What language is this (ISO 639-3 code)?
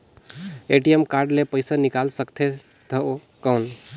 hne